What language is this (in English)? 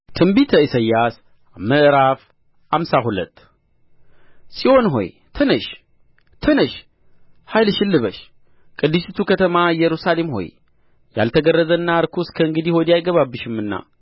Amharic